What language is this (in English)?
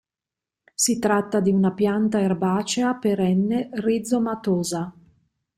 Italian